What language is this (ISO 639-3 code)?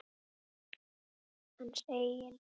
isl